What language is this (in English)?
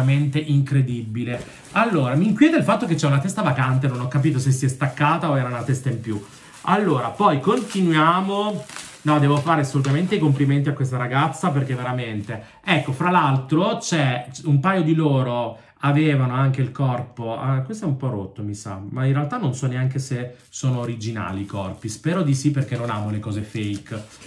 Italian